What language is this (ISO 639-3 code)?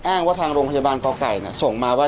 tha